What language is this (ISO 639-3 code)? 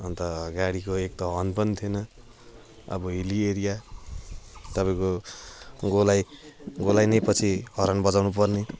nep